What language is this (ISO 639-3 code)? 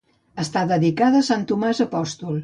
cat